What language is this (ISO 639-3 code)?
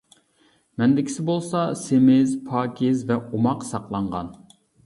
uig